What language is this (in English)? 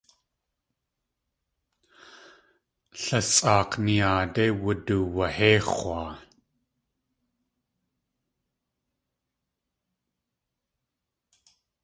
Tlingit